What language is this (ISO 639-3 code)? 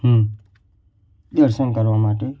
guj